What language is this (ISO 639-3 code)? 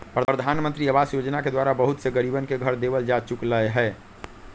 mag